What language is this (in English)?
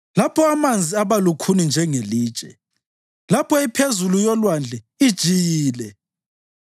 North Ndebele